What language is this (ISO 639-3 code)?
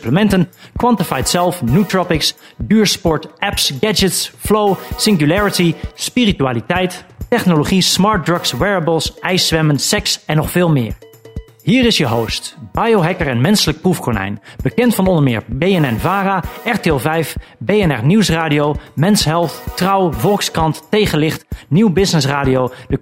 nld